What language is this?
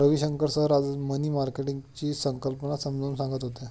Marathi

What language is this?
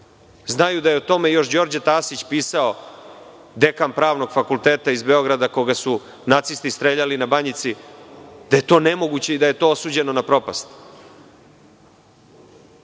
Serbian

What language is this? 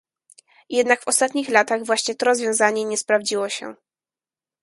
Polish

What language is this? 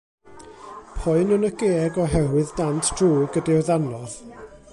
Welsh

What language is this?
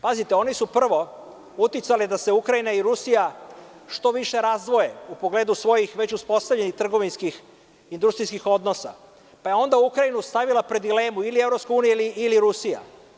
Serbian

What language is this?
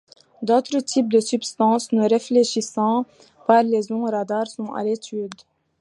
French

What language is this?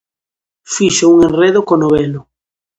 Galician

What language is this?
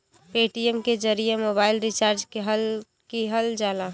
Bhojpuri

